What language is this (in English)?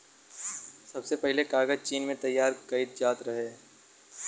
Bhojpuri